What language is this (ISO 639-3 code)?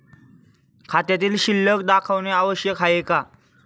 mar